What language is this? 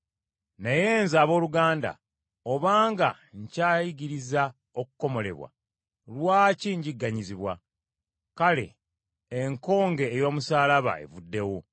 Ganda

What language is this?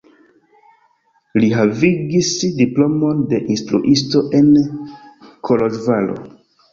Esperanto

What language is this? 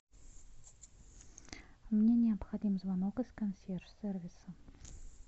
Russian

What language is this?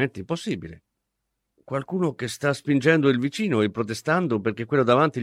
Italian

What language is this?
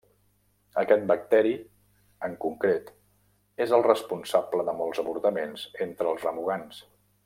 Catalan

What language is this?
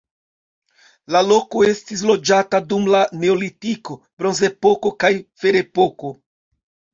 Esperanto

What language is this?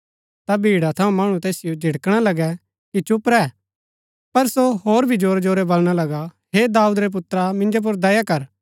Gaddi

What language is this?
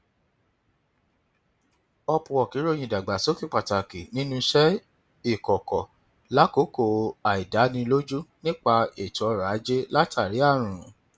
Yoruba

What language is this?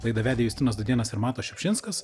Lithuanian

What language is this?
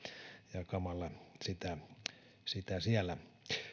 Finnish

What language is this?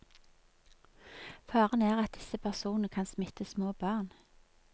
Norwegian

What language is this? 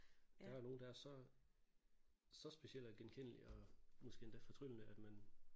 Danish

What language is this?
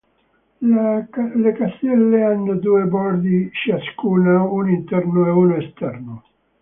Italian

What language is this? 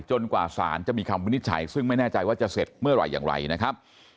Thai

